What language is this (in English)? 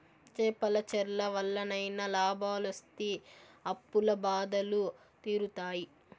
Telugu